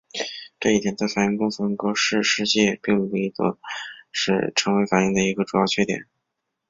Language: Chinese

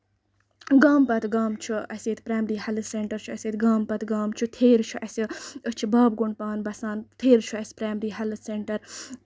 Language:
Kashmiri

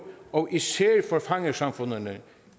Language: Danish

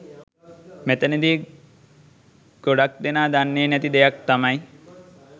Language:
Sinhala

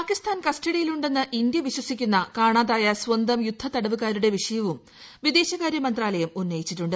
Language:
Malayalam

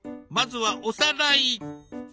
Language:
Japanese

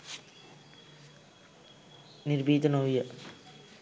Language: Sinhala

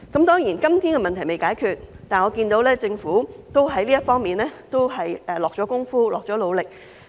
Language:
Cantonese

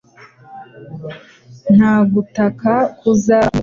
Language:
Kinyarwanda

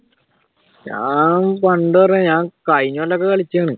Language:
Malayalam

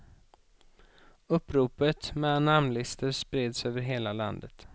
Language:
Swedish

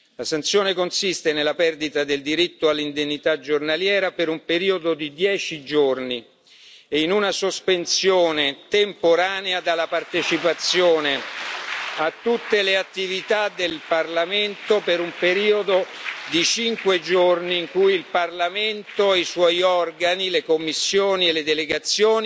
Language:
Italian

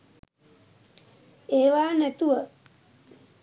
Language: Sinhala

